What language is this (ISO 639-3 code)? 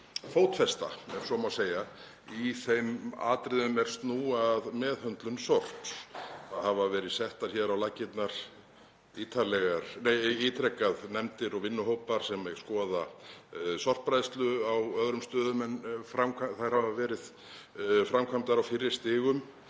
isl